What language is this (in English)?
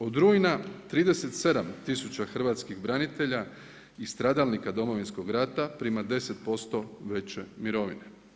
Croatian